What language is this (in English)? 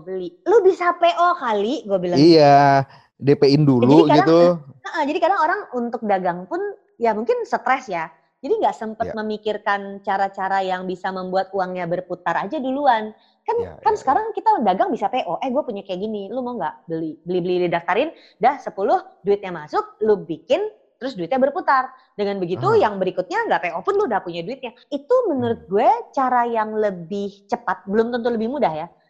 Indonesian